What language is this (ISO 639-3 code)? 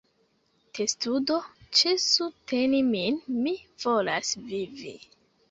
epo